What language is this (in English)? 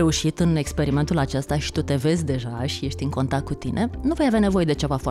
Romanian